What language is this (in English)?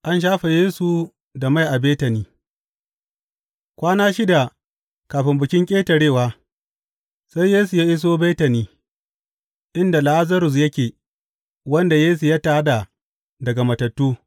Hausa